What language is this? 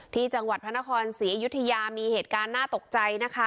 Thai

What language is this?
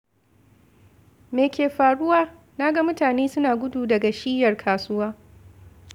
Hausa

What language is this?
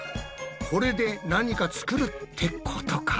Japanese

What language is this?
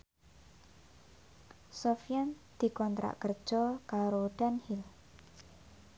Javanese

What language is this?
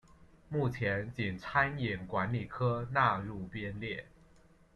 Chinese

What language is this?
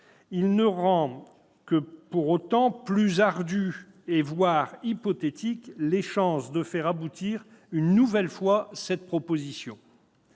French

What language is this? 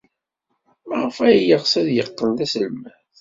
Kabyle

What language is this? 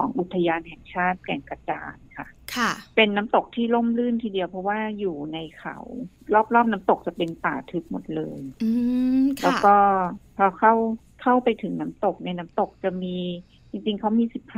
Thai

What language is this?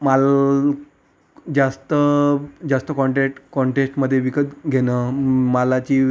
Marathi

